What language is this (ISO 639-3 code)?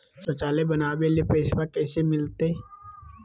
mag